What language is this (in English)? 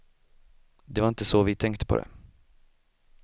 Swedish